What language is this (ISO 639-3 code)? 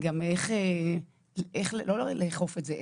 heb